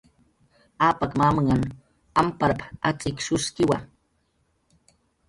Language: Jaqaru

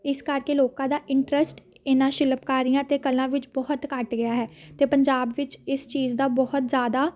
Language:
Punjabi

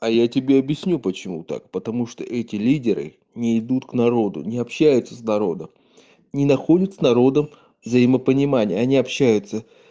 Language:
Russian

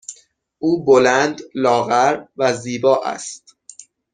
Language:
Persian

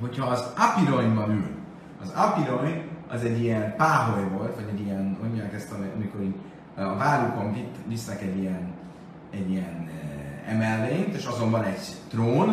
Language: Hungarian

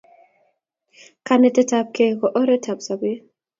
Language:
Kalenjin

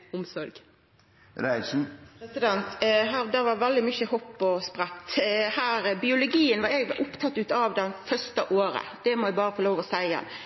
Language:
Norwegian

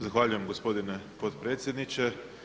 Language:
Croatian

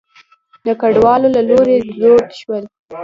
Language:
Pashto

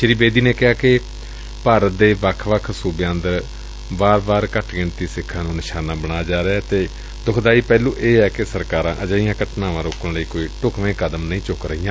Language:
Punjabi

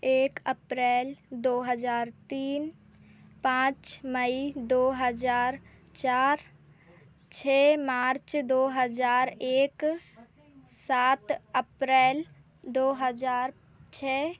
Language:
Hindi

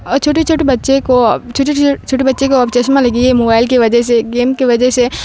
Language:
Urdu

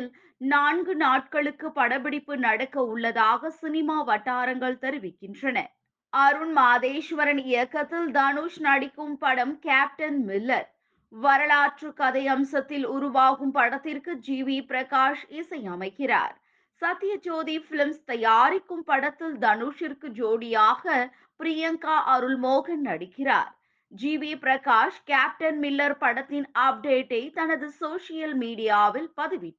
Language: Tamil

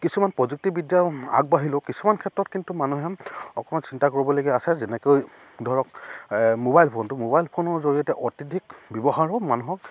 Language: Assamese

